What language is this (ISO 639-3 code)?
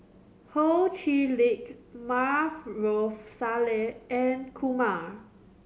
eng